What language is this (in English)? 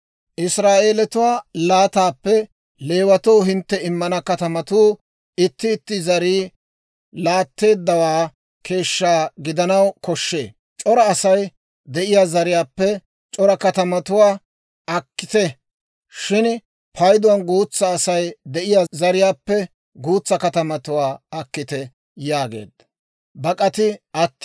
Dawro